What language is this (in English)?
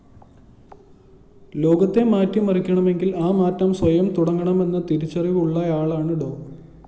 Malayalam